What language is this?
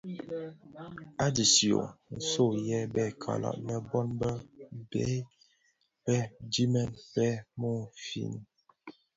Bafia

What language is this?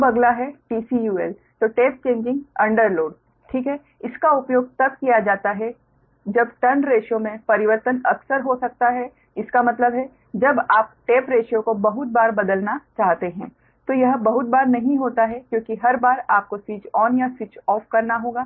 Hindi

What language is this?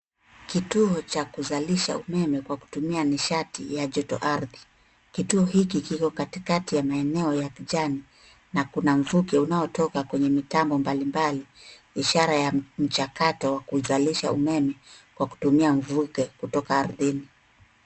Swahili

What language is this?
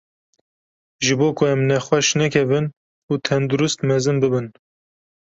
Kurdish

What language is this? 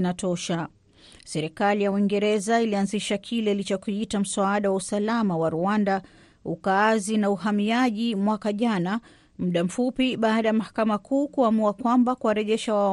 Swahili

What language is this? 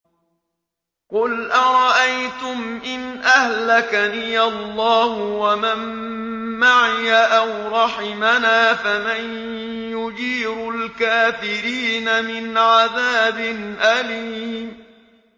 Arabic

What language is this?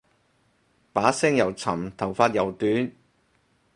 Cantonese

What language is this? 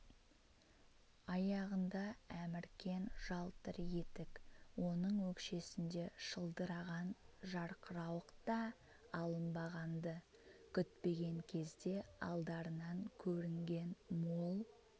Kazakh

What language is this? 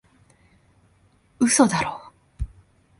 Japanese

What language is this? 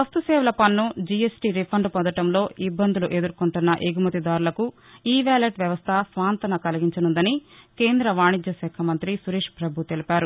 Telugu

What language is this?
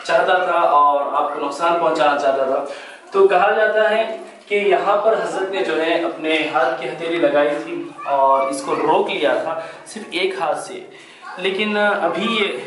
Hindi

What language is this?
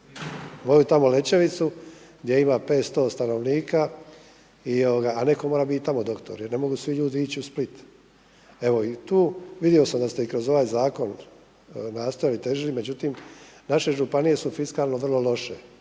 Croatian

